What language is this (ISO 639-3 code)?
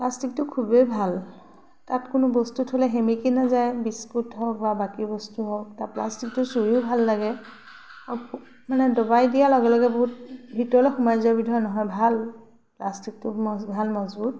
asm